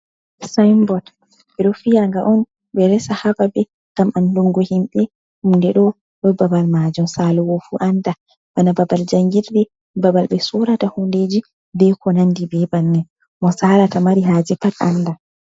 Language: Fula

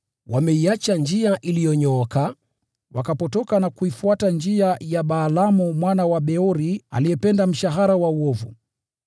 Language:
Swahili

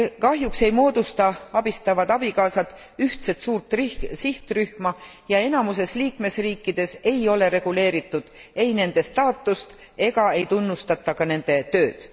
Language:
Estonian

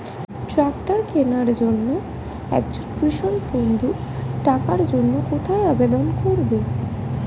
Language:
Bangla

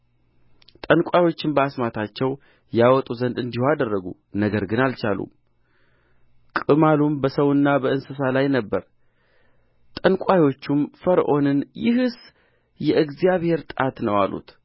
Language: Amharic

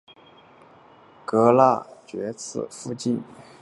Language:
Chinese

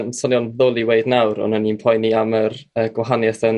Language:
Welsh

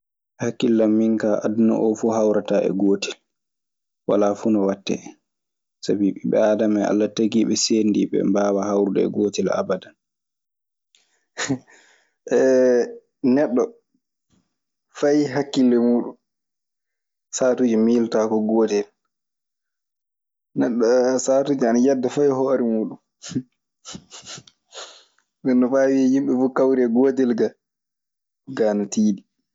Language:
Maasina Fulfulde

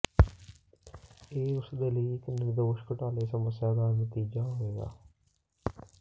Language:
Punjabi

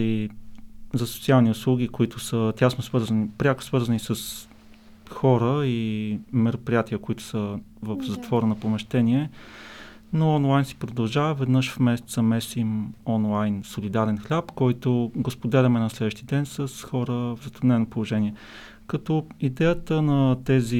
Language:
Bulgarian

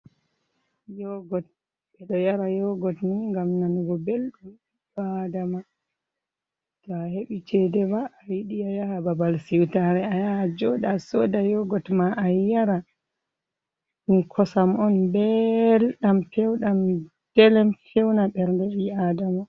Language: Fula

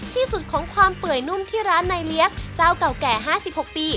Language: Thai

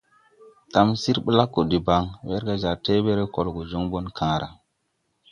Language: Tupuri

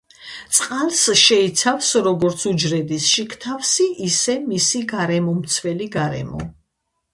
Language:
Georgian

